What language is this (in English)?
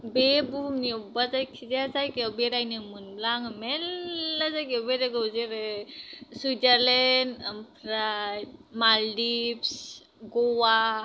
Bodo